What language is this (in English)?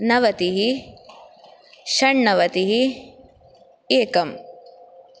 Sanskrit